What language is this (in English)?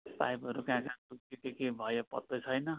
Nepali